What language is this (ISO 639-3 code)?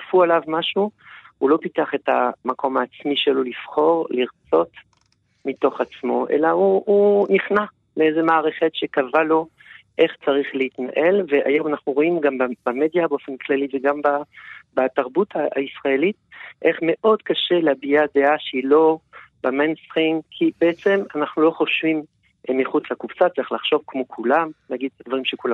heb